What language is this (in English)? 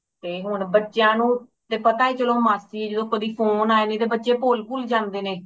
Punjabi